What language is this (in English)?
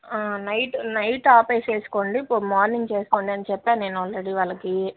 Telugu